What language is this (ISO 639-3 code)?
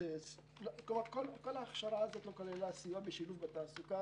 heb